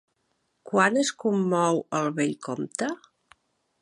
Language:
Catalan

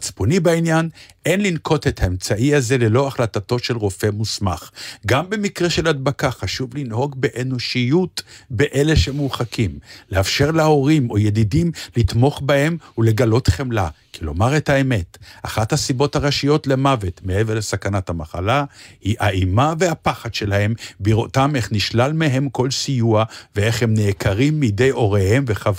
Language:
Hebrew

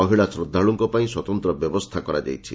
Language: Odia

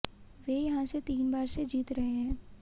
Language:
Hindi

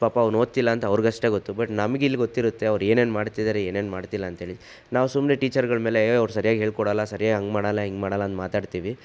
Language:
Kannada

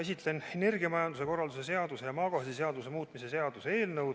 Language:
Estonian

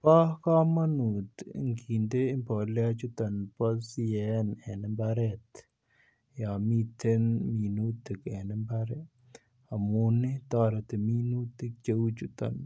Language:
Kalenjin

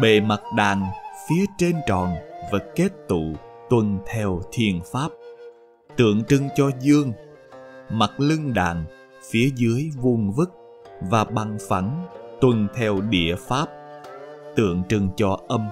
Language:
Vietnamese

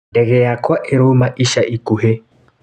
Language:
Kikuyu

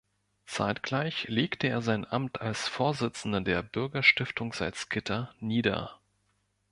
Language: German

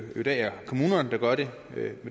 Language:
Danish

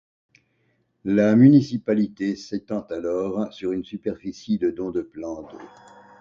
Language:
French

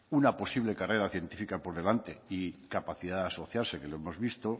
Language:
Spanish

